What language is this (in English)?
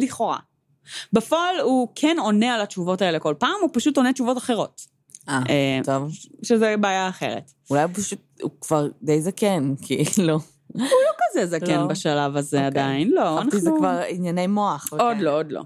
Hebrew